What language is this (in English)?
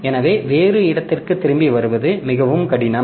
Tamil